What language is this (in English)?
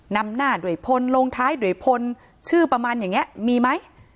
Thai